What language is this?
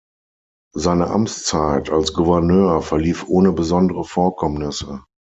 German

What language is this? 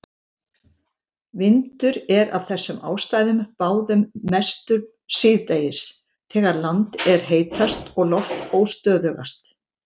Icelandic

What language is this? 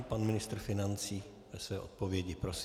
Czech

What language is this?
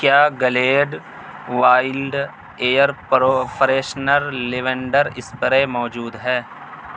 Urdu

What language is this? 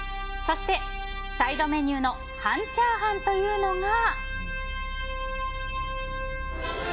Japanese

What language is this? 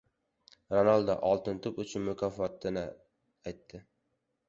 Uzbek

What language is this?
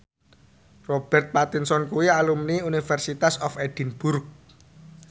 Javanese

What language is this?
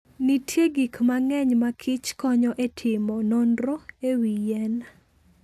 Luo (Kenya and Tanzania)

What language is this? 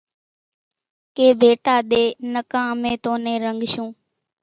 Kachi Koli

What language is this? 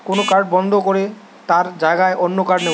Bangla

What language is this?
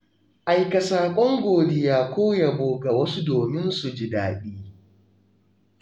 Hausa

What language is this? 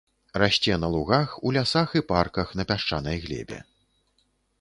Belarusian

